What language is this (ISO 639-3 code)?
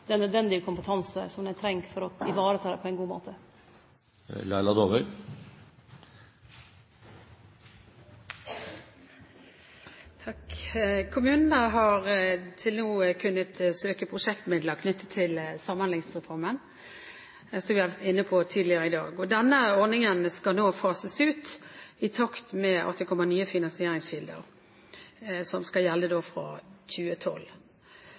nor